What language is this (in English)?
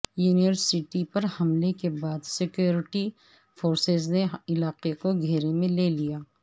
Urdu